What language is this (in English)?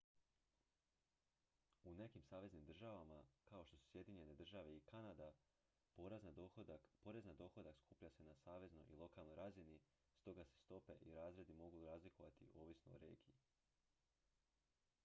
Croatian